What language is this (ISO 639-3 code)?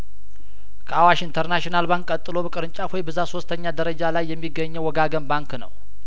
amh